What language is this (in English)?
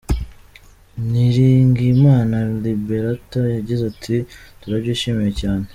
Kinyarwanda